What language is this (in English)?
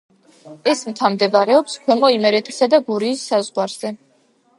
Georgian